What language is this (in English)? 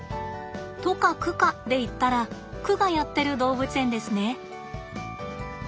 Japanese